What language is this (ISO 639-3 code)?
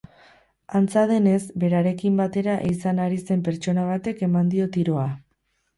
eus